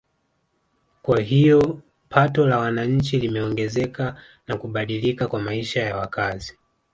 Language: Swahili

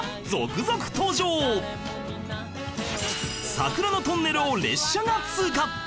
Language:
Japanese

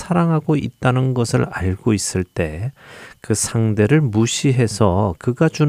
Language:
Korean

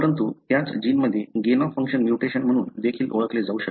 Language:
Marathi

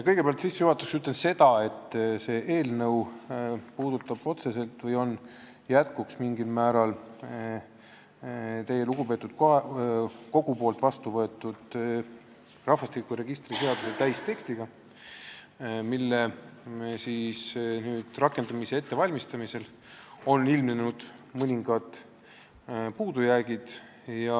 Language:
Estonian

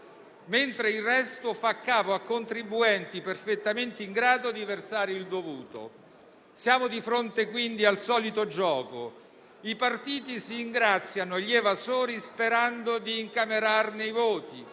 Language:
Italian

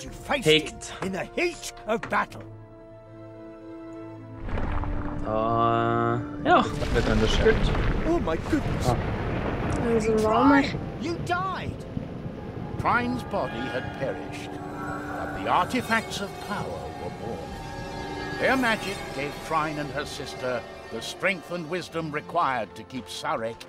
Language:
Norwegian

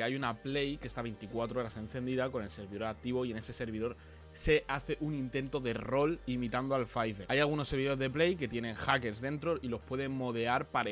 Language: Spanish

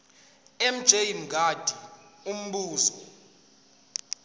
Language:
Zulu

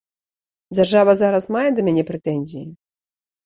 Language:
Belarusian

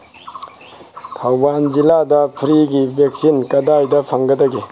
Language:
Manipuri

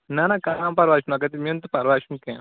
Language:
Kashmiri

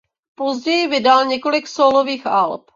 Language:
Czech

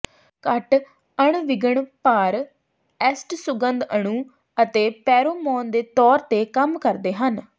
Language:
Punjabi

